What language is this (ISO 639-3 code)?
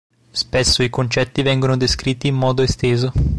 ita